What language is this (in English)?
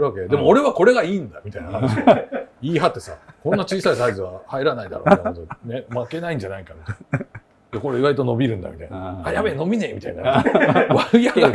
Japanese